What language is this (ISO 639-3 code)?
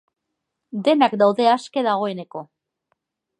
eus